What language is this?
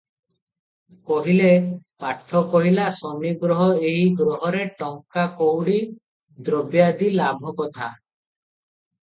Odia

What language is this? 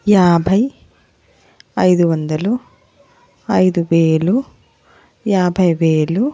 Telugu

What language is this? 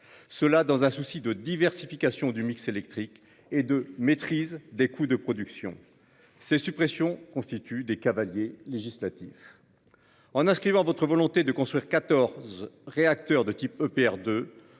French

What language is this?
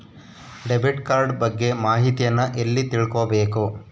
Kannada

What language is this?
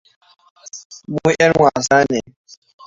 Hausa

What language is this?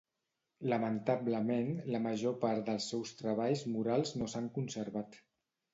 Catalan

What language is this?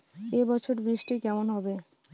Bangla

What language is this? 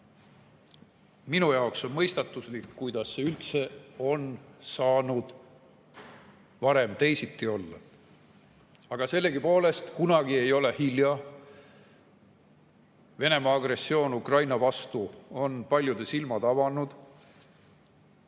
Estonian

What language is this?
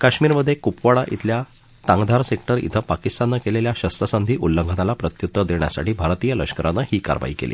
Marathi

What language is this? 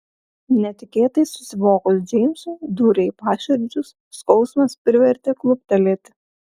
Lithuanian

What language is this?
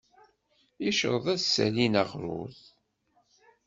Kabyle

